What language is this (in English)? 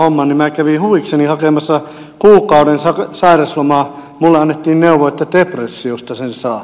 Finnish